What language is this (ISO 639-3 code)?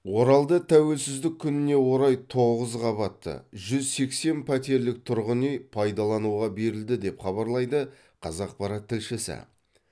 kaz